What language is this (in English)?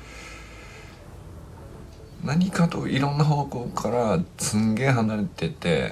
Japanese